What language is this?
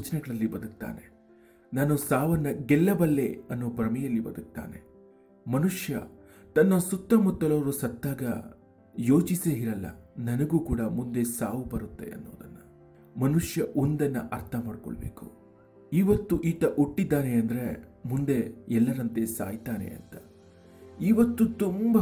Kannada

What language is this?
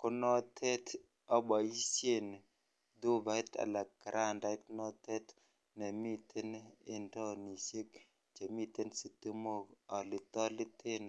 Kalenjin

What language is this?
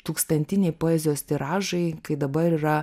Lithuanian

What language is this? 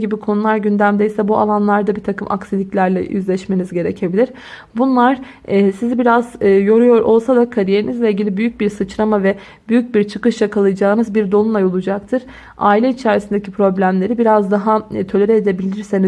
Turkish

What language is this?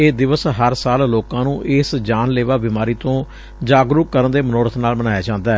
Punjabi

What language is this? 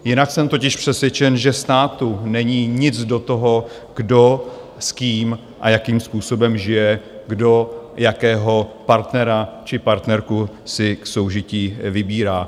Czech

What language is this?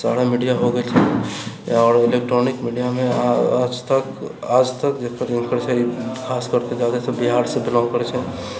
Maithili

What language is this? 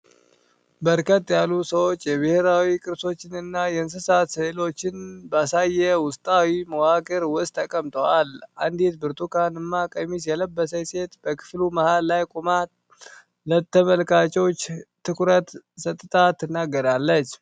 Amharic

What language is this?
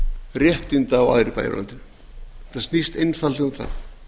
Icelandic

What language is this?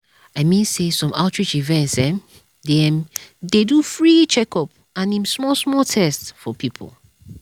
Nigerian Pidgin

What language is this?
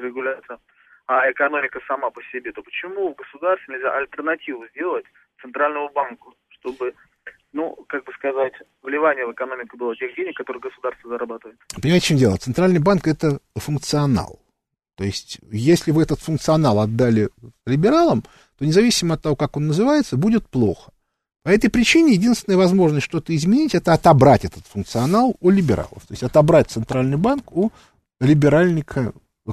Russian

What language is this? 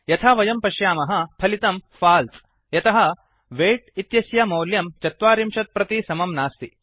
Sanskrit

